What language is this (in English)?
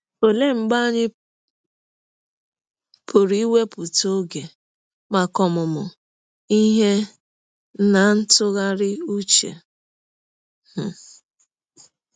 Igbo